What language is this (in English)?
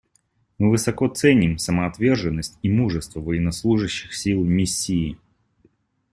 Russian